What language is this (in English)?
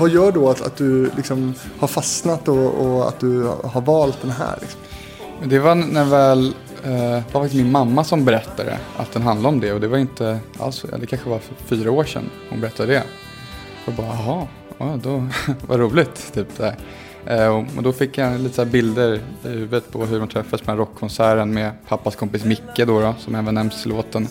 Swedish